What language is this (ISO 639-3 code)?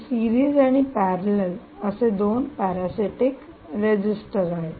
mar